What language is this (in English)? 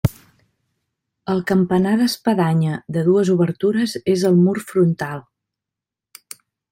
Catalan